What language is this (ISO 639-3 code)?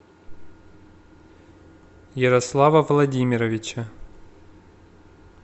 rus